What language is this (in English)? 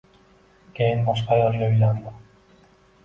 Uzbek